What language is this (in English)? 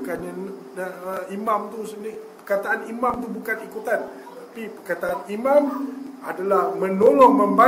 Malay